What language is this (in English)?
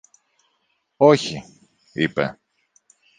Greek